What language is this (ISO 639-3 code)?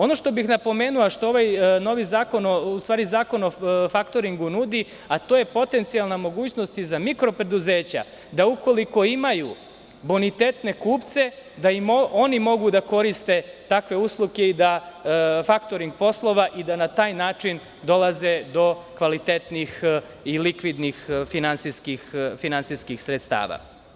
srp